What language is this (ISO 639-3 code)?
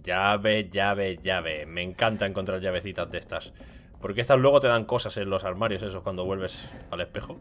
spa